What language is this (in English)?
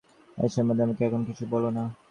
Bangla